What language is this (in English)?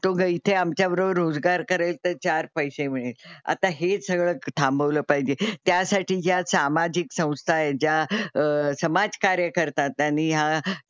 Marathi